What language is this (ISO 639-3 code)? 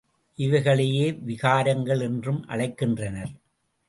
tam